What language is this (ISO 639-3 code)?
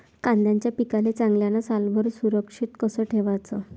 mar